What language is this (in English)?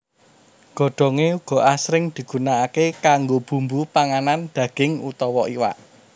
Javanese